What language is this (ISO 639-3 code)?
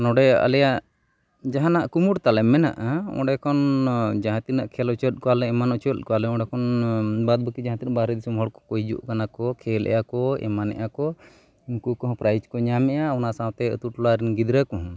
sat